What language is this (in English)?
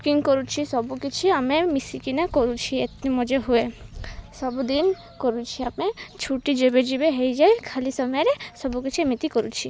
Odia